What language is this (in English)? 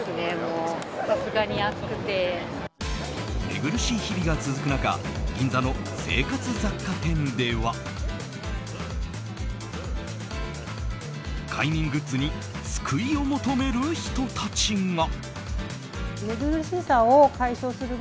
Japanese